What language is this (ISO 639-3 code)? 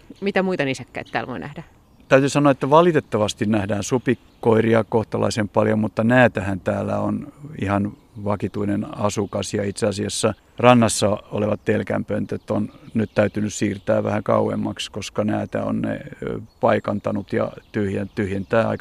fin